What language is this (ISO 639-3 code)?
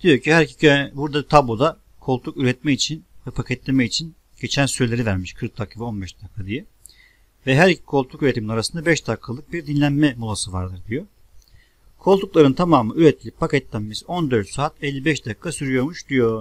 tur